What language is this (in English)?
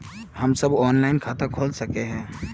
Magahi